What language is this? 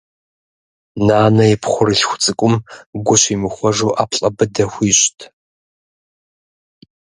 Kabardian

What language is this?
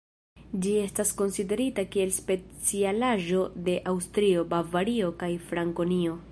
Esperanto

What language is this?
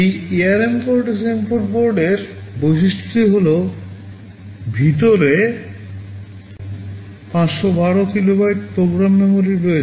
Bangla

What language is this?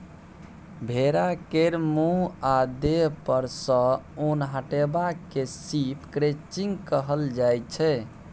Maithili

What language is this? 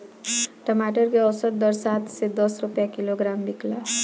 Bhojpuri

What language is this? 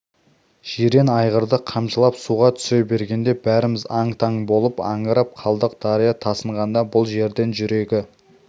Kazakh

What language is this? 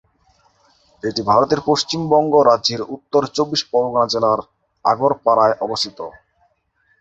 Bangla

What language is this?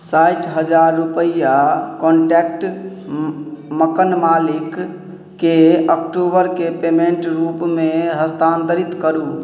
Maithili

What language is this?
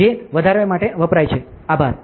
Gujarati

